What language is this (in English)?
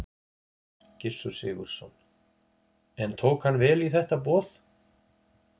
Icelandic